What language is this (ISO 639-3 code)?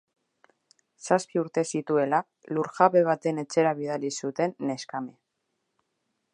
eus